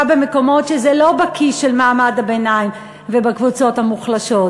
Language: Hebrew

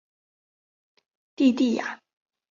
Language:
Chinese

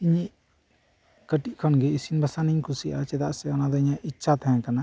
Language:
Santali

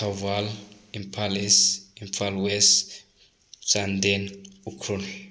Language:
Manipuri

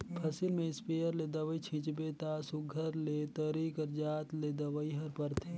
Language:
Chhattisgarhi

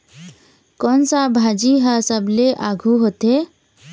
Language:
Chhattisgarhi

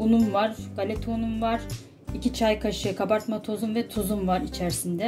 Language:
Turkish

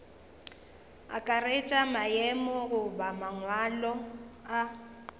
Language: Northern Sotho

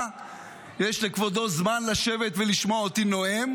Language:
Hebrew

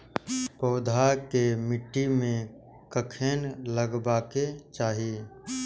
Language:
Maithili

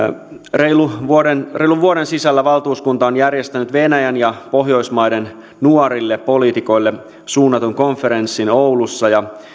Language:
Finnish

